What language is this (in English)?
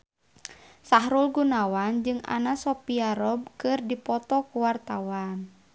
Sundanese